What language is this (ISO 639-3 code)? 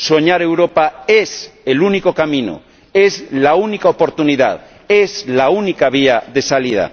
spa